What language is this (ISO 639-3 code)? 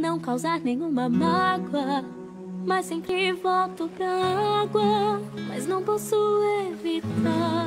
nld